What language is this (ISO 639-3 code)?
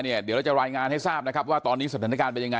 tha